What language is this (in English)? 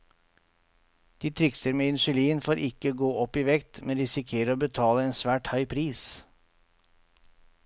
Norwegian